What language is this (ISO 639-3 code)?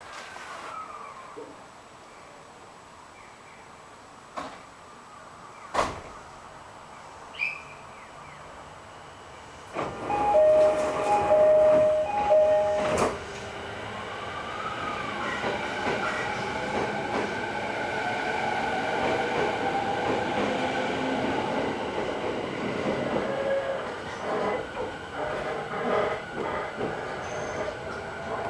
jpn